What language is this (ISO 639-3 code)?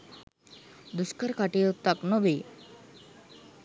sin